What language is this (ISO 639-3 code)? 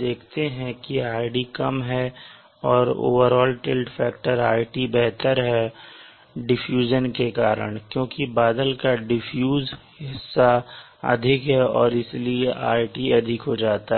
hin